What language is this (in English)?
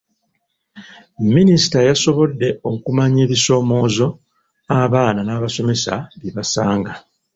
Ganda